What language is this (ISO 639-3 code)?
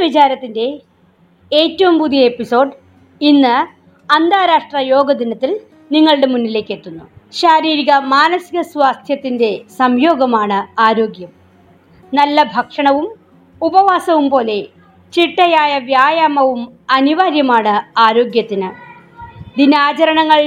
mal